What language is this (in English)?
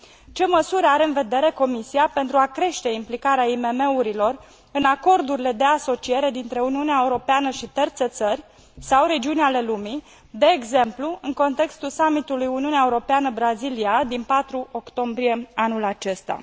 Romanian